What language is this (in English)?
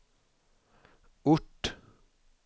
Swedish